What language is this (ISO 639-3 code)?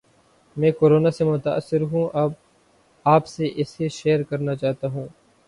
urd